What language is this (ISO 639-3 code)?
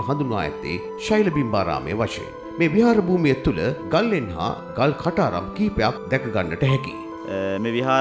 ita